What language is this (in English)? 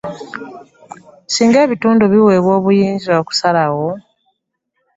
Ganda